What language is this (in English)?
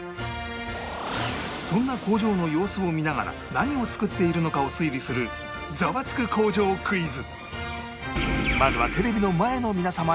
Japanese